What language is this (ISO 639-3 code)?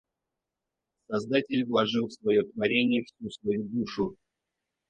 rus